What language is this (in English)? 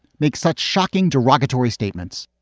English